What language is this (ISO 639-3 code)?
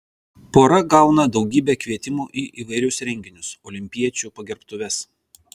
lit